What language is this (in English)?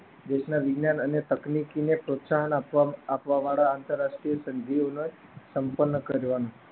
Gujarati